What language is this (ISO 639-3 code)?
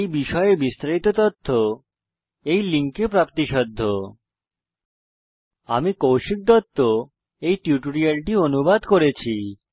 ben